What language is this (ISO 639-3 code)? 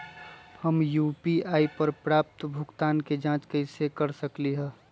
mag